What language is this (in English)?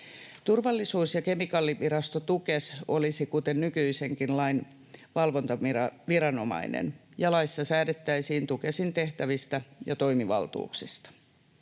Finnish